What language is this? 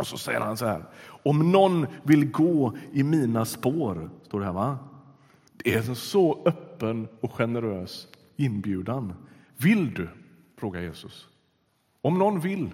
Swedish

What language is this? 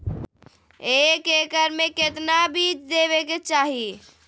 Magahi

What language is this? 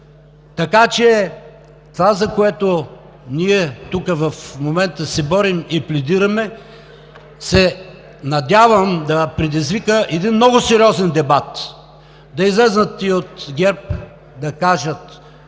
Bulgarian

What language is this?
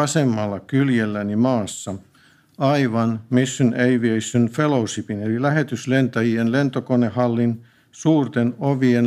Finnish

